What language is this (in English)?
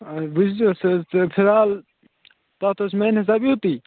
Kashmiri